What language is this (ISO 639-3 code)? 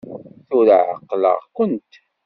kab